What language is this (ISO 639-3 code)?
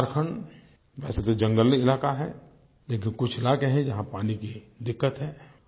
hin